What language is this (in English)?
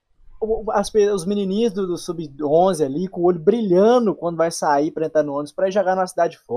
Portuguese